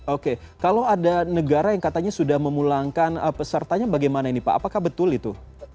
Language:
Indonesian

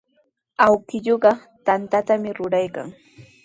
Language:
Sihuas Ancash Quechua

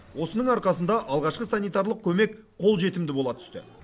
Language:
Kazakh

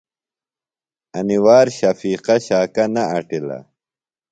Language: Phalura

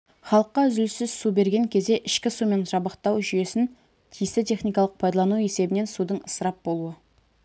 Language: Kazakh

